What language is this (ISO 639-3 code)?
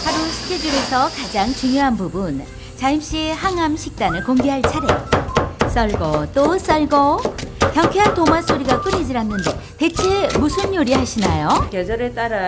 kor